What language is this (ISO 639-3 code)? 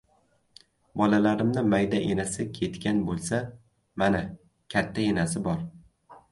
uzb